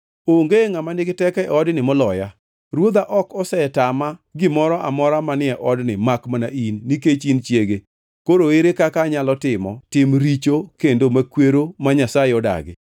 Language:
Luo (Kenya and Tanzania)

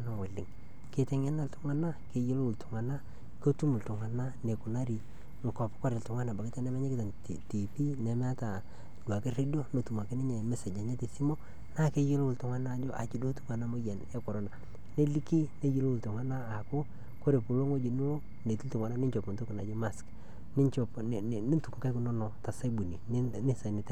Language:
Masai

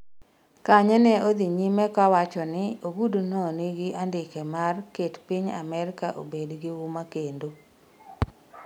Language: Luo (Kenya and Tanzania)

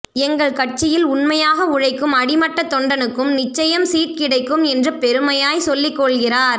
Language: Tamil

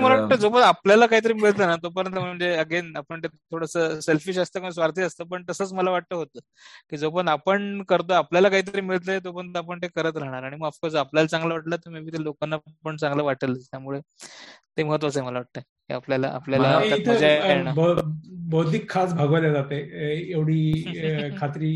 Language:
Marathi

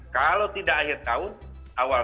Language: Indonesian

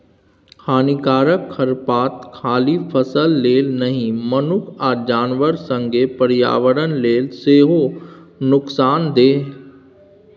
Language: Maithili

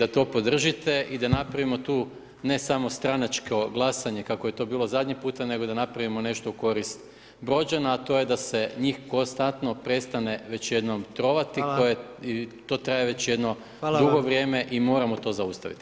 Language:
Croatian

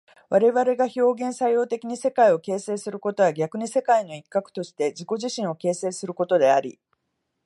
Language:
Japanese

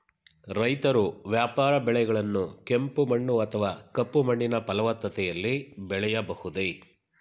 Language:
Kannada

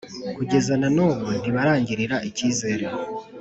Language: Kinyarwanda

